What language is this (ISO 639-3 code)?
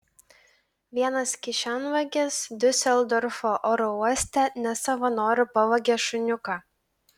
lit